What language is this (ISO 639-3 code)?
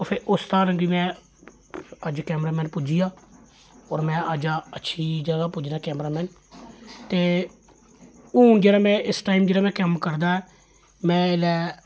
doi